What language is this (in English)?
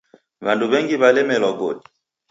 Taita